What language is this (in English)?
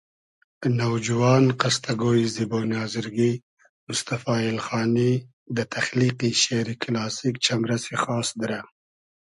Hazaragi